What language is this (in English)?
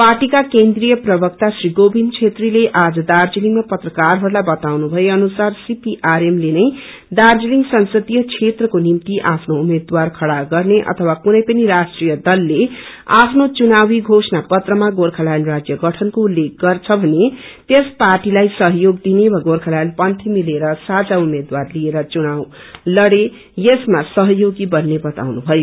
Nepali